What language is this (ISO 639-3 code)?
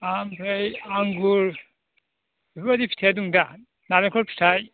brx